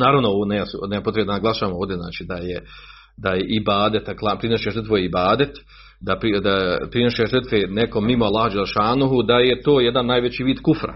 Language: Croatian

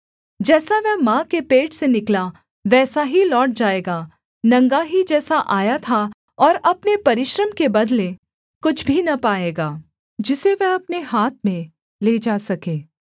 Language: Hindi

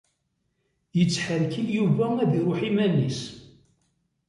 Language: Kabyle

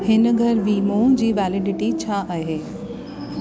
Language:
Sindhi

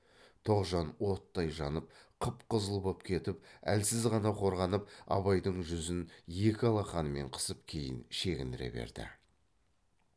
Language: Kazakh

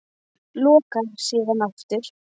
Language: Icelandic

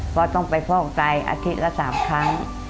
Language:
Thai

